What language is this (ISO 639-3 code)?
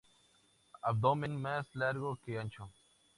spa